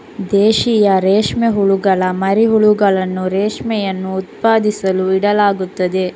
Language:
Kannada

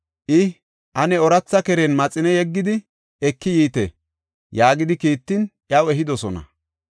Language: Gofa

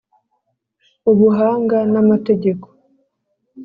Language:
Kinyarwanda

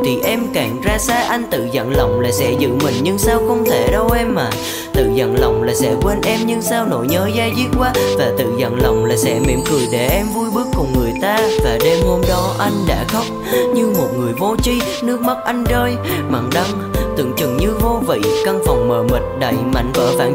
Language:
Vietnamese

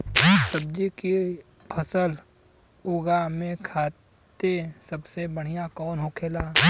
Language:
Bhojpuri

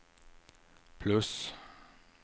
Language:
Swedish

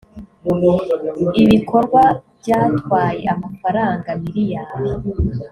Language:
Kinyarwanda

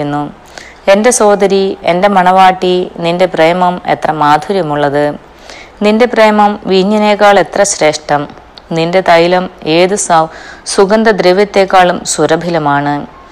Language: Malayalam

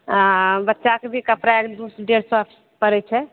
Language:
Maithili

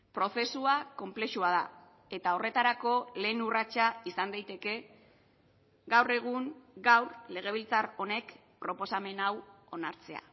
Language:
Basque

